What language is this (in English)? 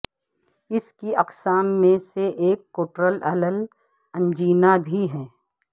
Urdu